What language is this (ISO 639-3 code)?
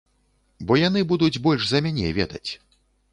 bel